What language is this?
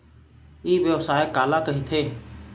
Chhattisgarhi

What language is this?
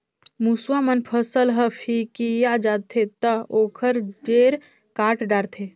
Chhattisgarhi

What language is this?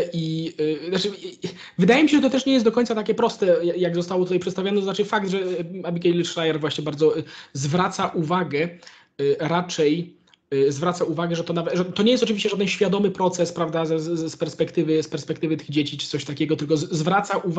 Polish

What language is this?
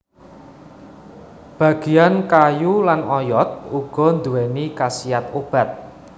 Javanese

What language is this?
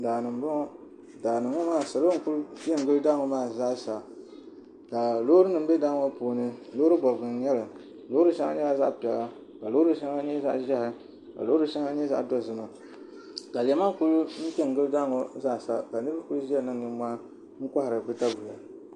Dagbani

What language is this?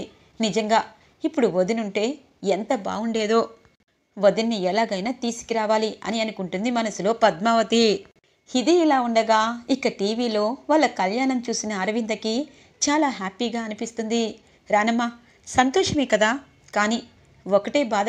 Telugu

